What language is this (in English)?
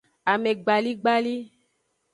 Aja (Benin)